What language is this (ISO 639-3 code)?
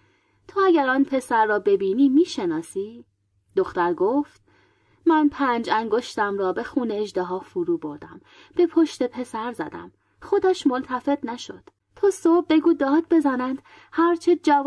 fas